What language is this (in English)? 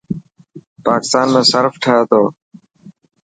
Dhatki